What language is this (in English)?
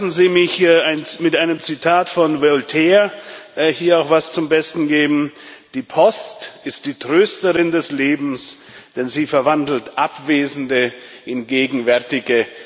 German